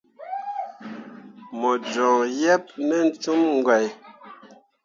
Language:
Mundang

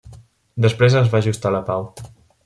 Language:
Catalan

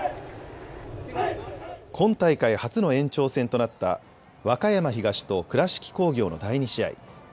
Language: Japanese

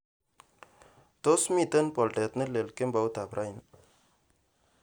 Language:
Kalenjin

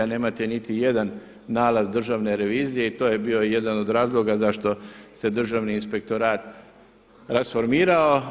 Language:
Croatian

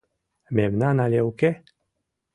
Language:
Mari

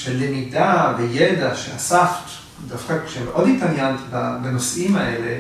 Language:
Hebrew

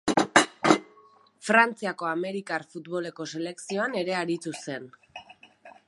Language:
Basque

